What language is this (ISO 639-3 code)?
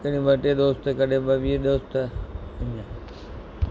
snd